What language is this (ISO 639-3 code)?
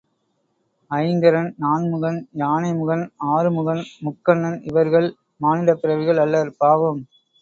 tam